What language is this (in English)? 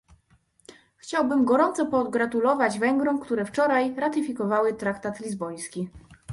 Polish